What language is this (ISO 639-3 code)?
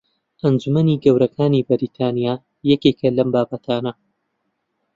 ckb